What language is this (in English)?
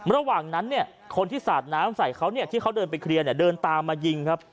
Thai